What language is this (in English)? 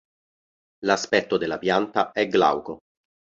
Italian